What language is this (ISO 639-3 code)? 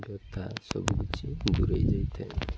ori